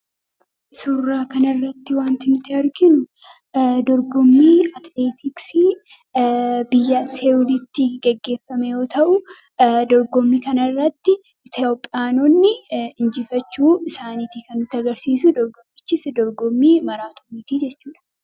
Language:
Oromo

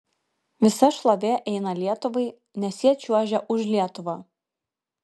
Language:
Lithuanian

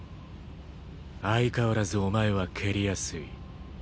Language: Japanese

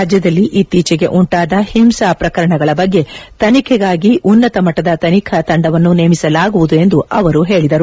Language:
Kannada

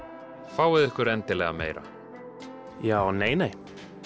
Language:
Icelandic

